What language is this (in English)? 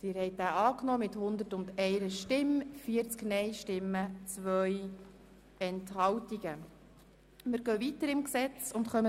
Swiss German